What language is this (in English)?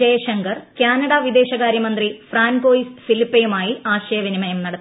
Malayalam